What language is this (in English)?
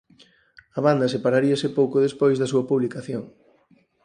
Galician